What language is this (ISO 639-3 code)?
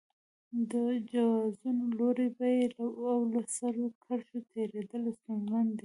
pus